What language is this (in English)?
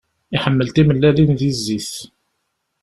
Kabyle